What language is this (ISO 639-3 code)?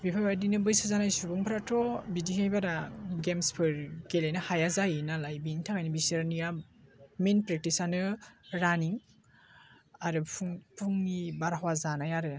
brx